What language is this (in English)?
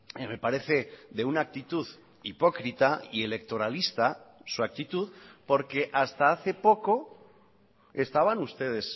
Spanish